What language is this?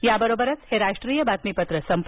Marathi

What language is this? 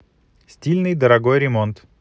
Russian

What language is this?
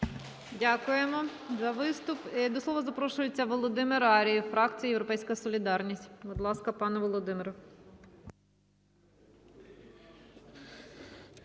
Ukrainian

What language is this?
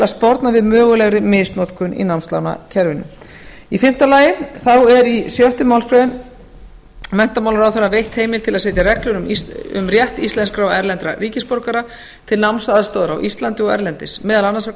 Icelandic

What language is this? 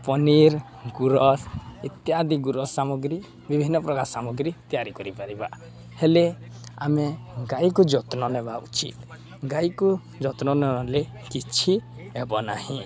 Odia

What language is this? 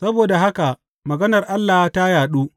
Hausa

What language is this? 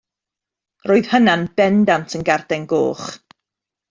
Welsh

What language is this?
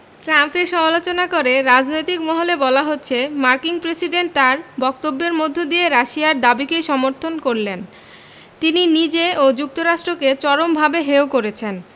Bangla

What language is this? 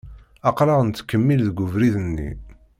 Kabyle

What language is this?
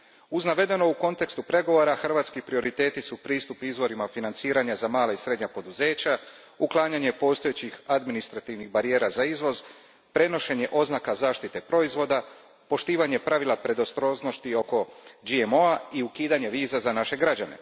Croatian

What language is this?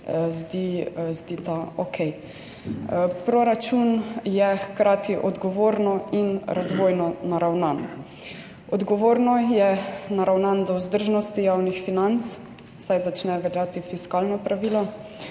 Slovenian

